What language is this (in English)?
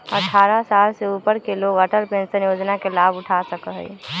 Magahi